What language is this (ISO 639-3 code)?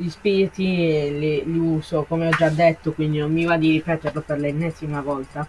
ita